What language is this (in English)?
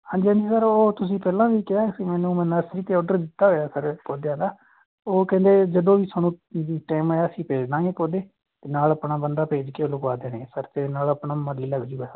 Punjabi